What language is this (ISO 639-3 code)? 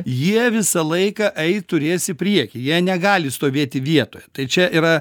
lit